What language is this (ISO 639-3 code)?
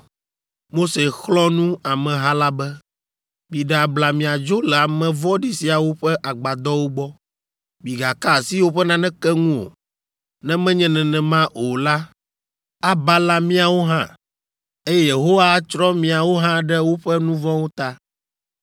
ewe